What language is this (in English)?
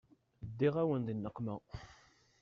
Kabyle